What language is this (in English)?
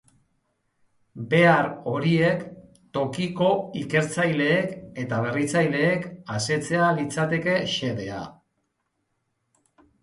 Basque